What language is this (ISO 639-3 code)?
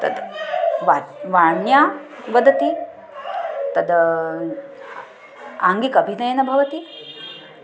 san